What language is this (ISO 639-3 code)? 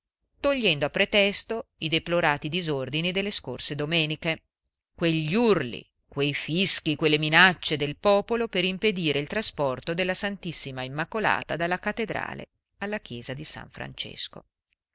ita